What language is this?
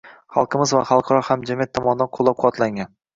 Uzbek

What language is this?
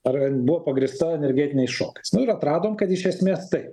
Lithuanian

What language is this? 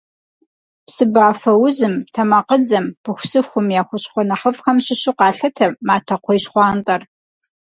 Kabardian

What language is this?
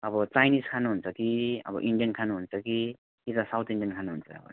Nepali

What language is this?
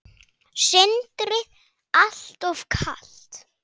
Icelandic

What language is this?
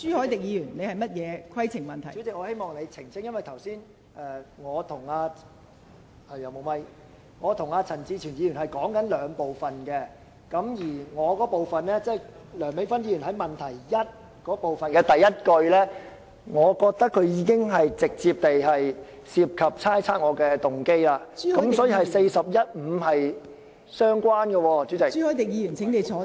Cantonese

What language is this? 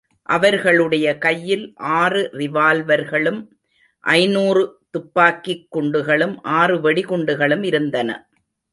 Tamil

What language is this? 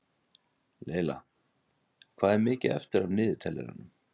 Icelandic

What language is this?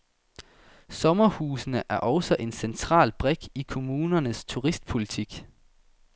Danish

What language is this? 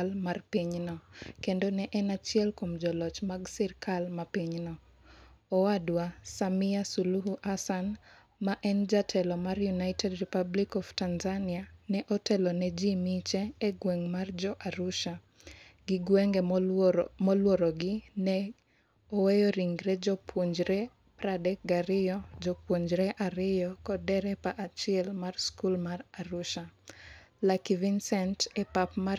Luo (Kenya and Tanzania)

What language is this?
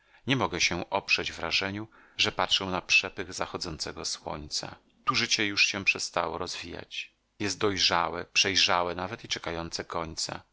Polish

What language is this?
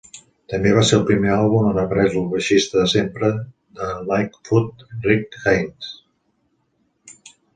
Catalan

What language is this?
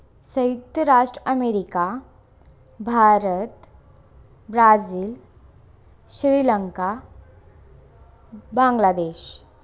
Hindi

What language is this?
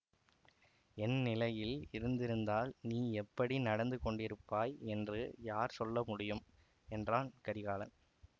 Tamil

